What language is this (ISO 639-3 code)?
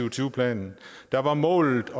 dan